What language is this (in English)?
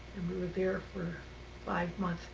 English